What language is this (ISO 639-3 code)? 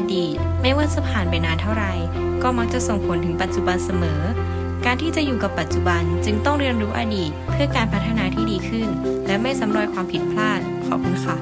tha